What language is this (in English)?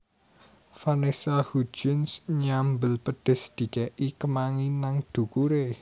Javanese